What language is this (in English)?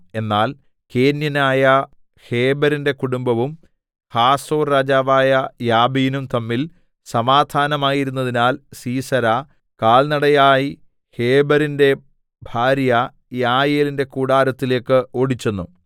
Malayalam